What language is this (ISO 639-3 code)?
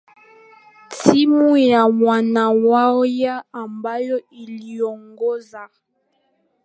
swa